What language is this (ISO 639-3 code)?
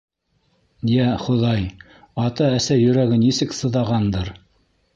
bak